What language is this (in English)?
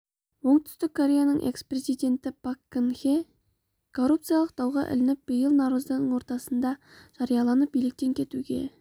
Kazakh